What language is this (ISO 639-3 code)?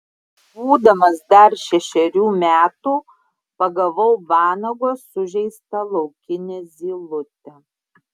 lit